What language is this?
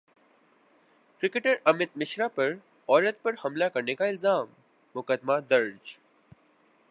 Urdu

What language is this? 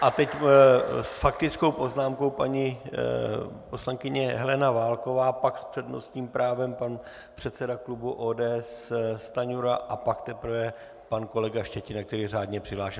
Czech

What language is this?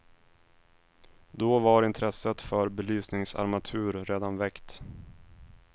Swedish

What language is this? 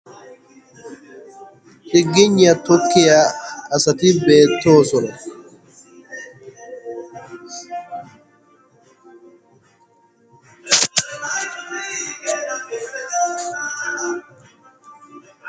Wolaytta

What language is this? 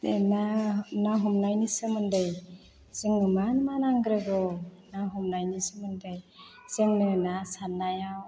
Bodo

